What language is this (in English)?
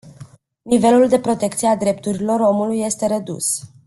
Romanian